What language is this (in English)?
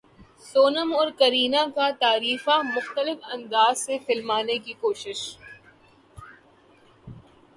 Urdu